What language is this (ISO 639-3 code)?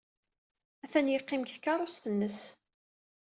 kab